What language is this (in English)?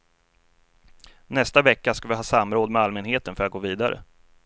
Swedish